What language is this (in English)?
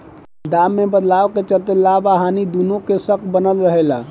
Bhojpuri